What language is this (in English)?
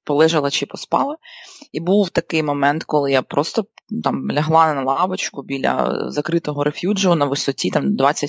Ukrainian